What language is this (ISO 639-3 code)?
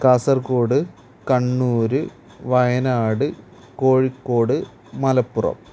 mal